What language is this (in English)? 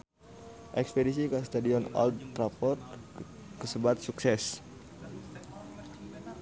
Sundanese